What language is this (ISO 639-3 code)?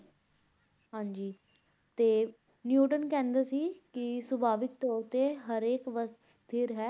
pan